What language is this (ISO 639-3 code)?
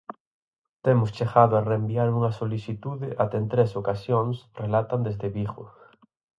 glg